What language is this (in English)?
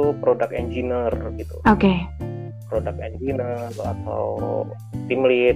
Indonesian